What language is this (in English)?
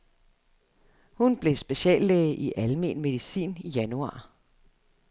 Danish